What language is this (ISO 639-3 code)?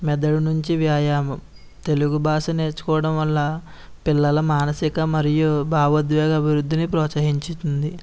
tel